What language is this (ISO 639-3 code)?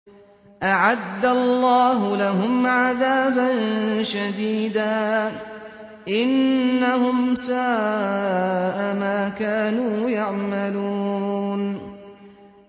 ara